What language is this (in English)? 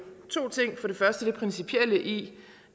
Danish